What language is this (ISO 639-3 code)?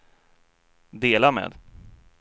swe